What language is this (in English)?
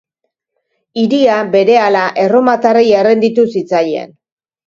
Basque